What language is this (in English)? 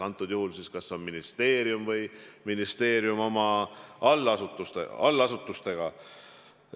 Estonian